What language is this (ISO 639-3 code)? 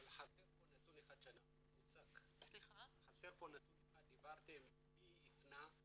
heb